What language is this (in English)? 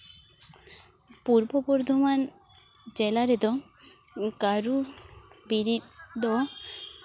Santali